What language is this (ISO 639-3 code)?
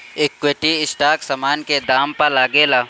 bho